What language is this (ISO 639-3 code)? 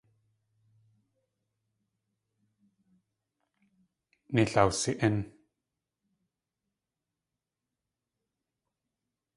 tli